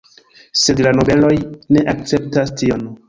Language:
Esperanto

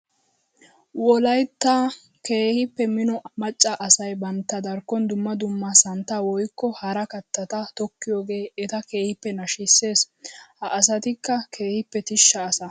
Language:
Wolaytta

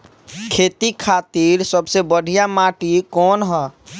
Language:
Bhojpuri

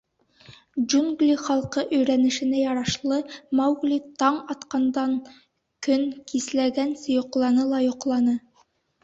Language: Bashkir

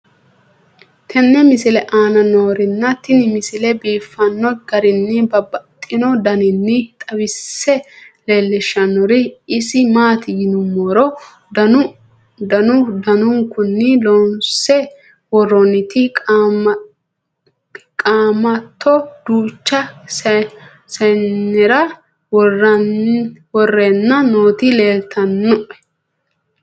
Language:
Sidamo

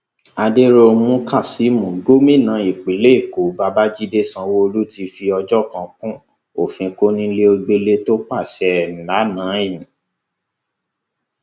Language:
Yoruba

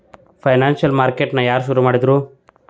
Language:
Kannada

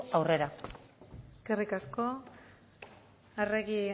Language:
Basque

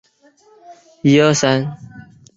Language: Chinese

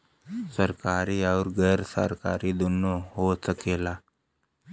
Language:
Bhojpuri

